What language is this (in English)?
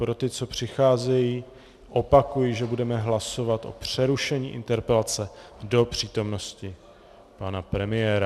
Czech